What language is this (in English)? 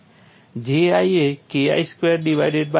Gujarati